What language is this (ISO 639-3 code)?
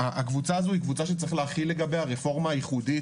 heb